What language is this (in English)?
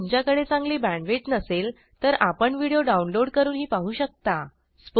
Marathi